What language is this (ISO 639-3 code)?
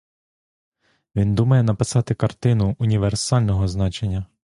ukr